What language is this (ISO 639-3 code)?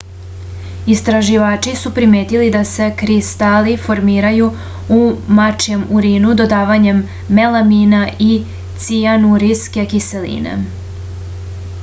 srp